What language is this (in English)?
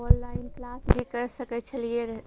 Maithili